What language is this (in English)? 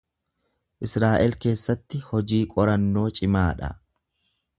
Oromo